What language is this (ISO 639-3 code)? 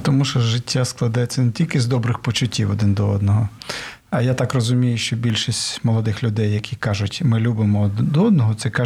ukr